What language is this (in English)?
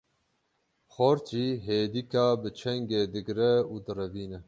Kurdish